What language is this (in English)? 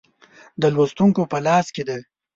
Pashto